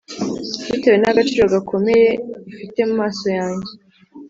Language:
Kinyarwanda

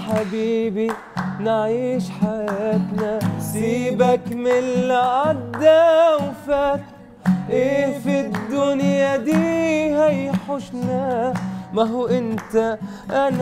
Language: Arabic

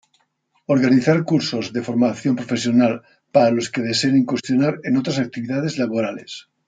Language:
Spanish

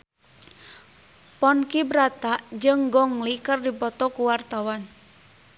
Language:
Sundanese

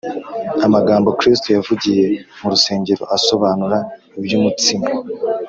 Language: Kinyarwanda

